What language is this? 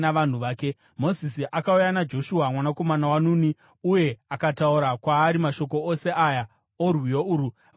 Shona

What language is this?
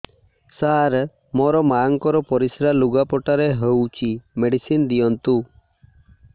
Odia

